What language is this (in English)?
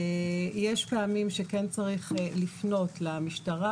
Hebrew